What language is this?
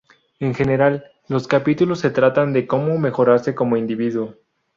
Spanish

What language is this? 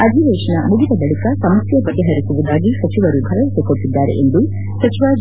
Kannada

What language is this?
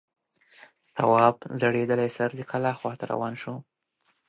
Pashto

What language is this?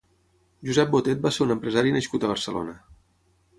Catalan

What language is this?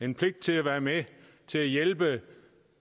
Danish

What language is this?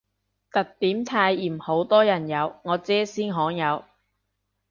Cantonese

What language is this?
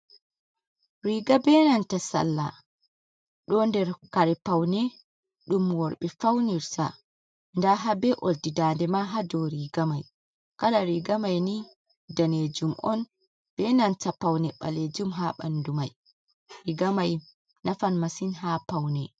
Fula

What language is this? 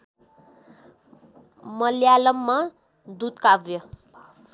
Nepali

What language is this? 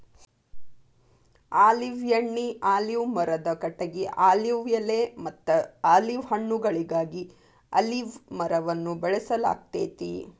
Kannada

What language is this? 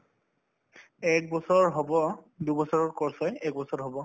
Assamese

